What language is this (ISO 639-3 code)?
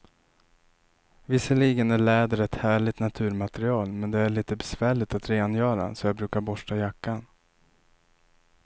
swe